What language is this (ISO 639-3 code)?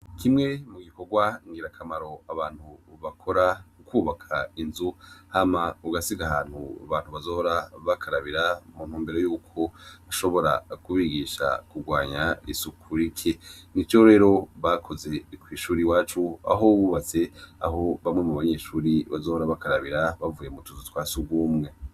run